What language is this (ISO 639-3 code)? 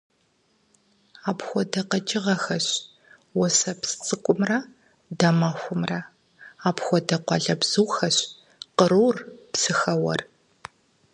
kbd